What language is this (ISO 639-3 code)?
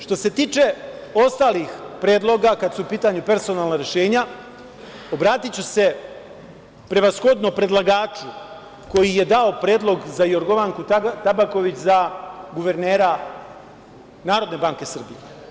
srp